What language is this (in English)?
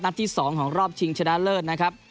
Thai